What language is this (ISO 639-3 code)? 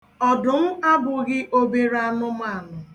ibo